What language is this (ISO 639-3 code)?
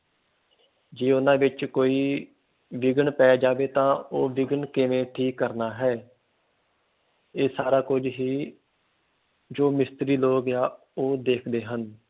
pan